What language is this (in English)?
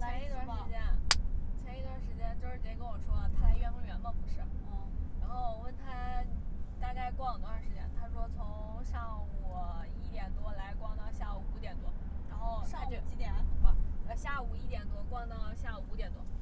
Chinese